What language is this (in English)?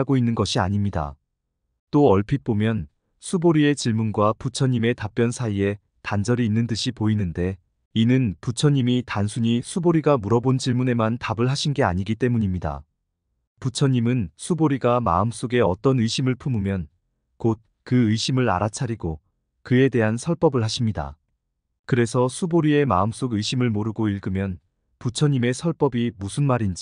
Korean